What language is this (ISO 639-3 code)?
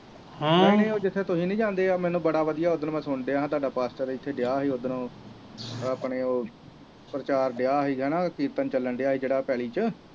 pan